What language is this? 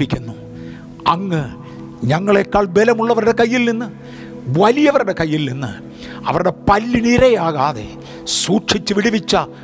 Malayalam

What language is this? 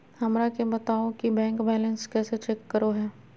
Magahi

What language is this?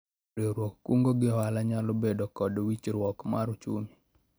Luo (Kenya and Tanzania)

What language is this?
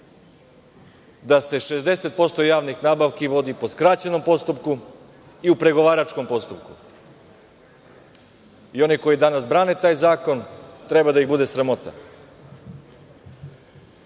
Serbian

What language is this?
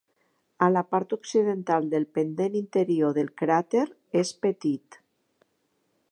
Catalan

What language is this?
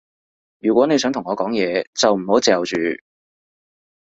Cantonese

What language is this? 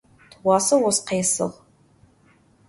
Adyghe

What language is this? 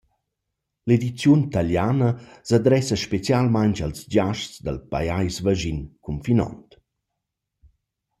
Romansh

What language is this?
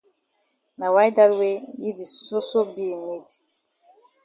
Cameroon Pidgin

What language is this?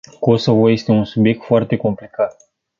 Romanian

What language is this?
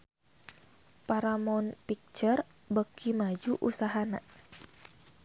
Sundanese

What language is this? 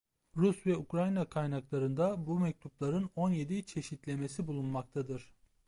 Turkish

